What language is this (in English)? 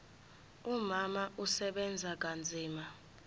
Zulu